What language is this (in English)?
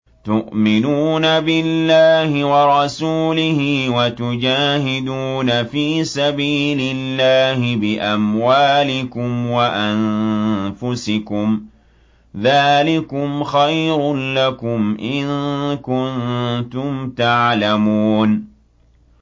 Arabic